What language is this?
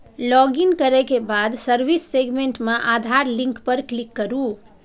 Maithili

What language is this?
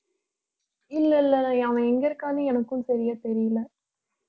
Tamil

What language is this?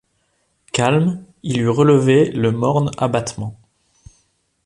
French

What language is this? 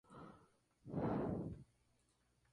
Spanish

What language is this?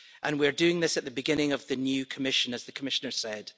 English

